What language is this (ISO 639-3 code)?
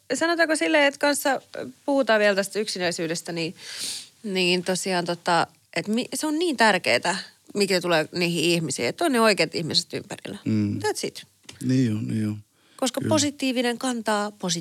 fin